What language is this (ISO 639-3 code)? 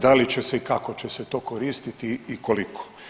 hrv